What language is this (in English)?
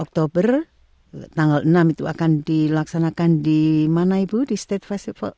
Indonesian